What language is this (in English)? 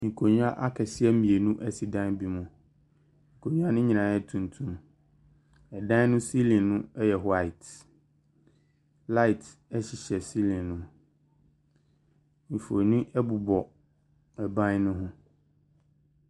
Akan